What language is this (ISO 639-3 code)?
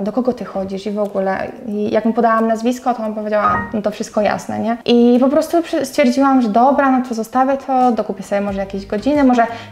pol